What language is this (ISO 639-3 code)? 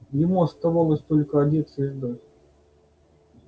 rus